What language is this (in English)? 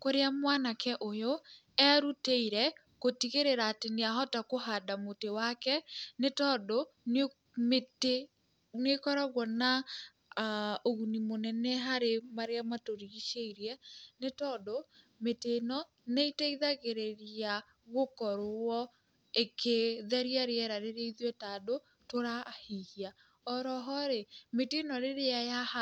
Kikuyu